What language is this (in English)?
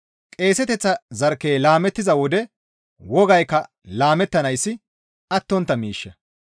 Gamo